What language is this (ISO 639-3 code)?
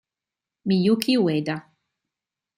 ita